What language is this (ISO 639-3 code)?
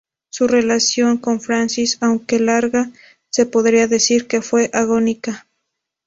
spa